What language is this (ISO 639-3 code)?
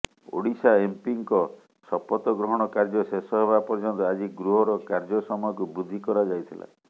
ori